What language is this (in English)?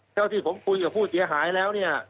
Thai